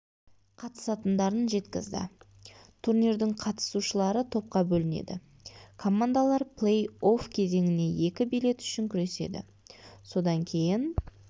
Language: Kazakh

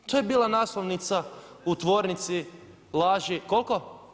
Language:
Croatian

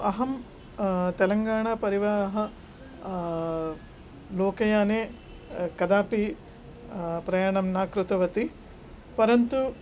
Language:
Sanskrit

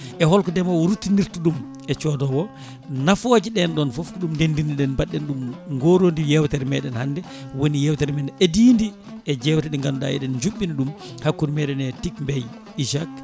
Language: Fula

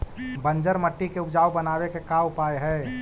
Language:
Magahi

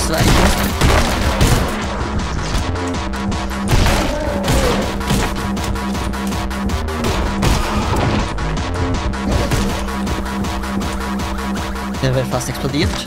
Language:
German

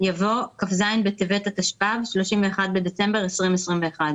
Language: Hebrew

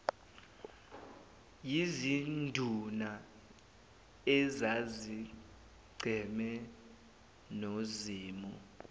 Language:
Zulu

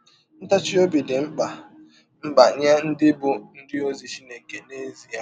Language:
Igbo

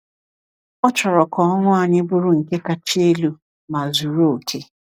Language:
Igbo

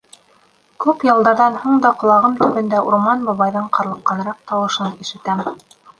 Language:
Bashkir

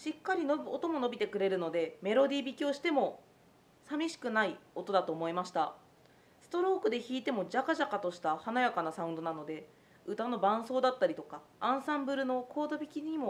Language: Japanese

